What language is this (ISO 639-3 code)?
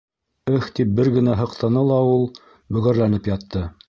bak